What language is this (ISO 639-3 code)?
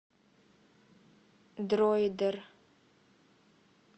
rus